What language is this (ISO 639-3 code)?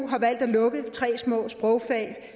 dan